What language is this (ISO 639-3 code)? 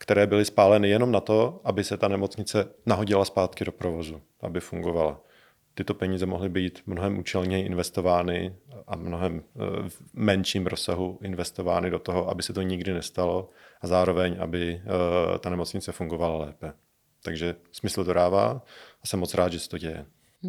ces